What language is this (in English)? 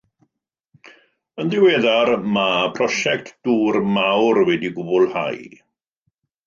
Welsh